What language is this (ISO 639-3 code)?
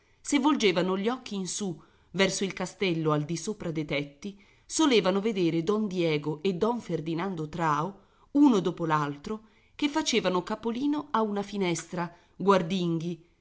ita